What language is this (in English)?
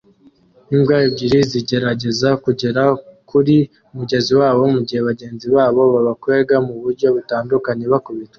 Kinyarwanda